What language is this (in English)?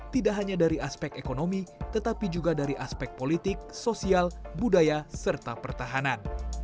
Indonesian